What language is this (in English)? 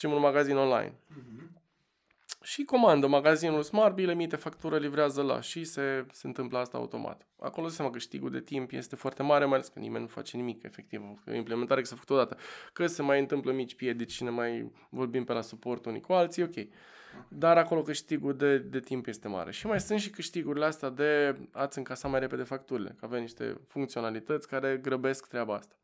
Romanian